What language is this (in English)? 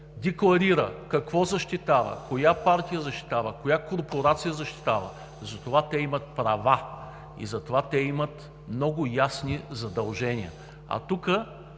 Bulgarian